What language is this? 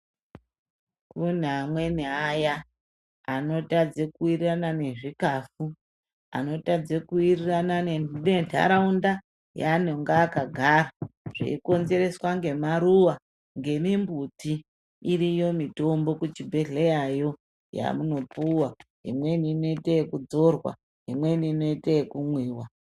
Ndau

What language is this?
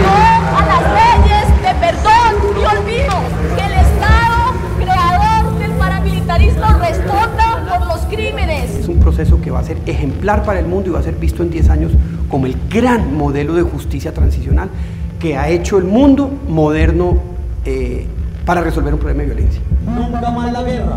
Spanish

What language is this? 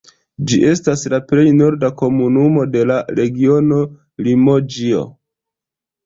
Esperanto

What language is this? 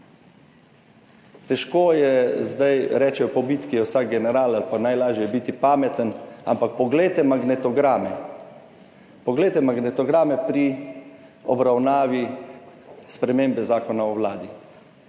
Slovenian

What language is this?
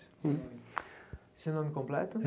Portuguese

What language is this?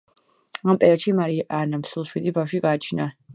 Georgian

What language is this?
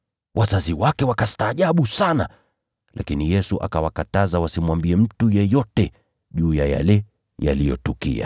Swahili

